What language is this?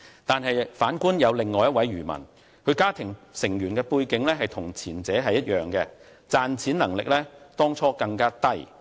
Cantonese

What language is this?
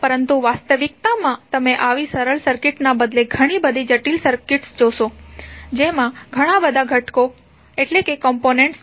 Gujarati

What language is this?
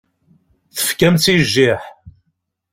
Kabyle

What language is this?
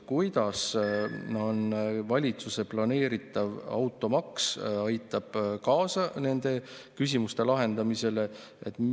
Estonian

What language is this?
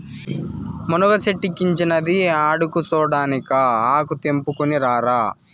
Telugu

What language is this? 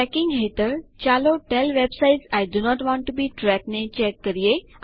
Gujarati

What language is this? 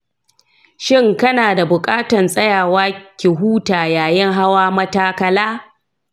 Hausa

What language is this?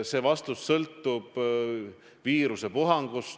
Estonian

